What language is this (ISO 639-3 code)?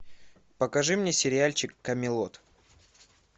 rus